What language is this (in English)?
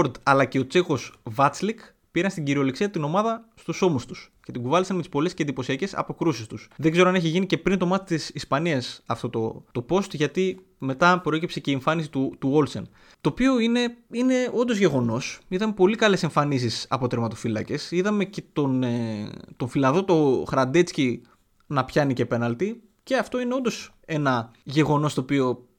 Greek